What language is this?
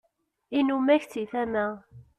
Kabyle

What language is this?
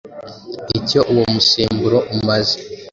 Kinyarwanda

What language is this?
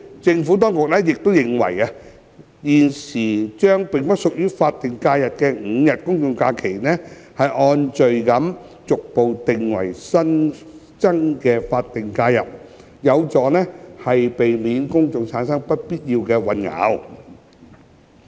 Cantonese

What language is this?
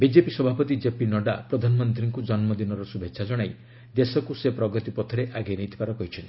Odia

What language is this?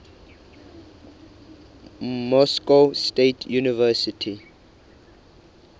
Southern Sotho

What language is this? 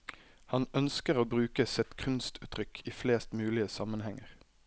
Norwegian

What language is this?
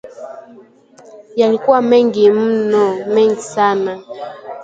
Swahili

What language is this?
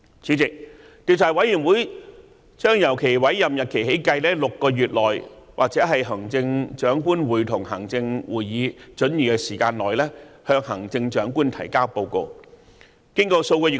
Cantonese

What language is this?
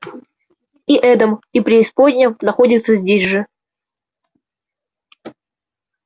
Russian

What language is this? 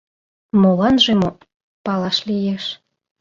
Mari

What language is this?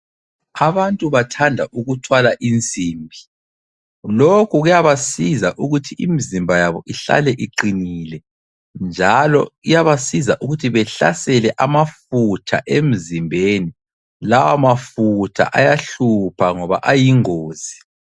North Ndebele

